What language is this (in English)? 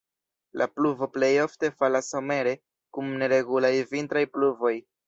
Esperanto